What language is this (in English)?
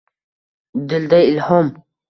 Uzbek